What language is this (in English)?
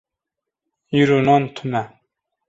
Kurdish